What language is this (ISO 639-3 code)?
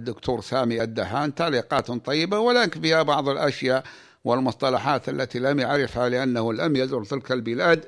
ara